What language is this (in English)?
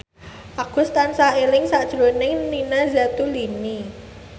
Javanese